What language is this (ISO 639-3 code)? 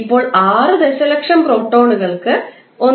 mal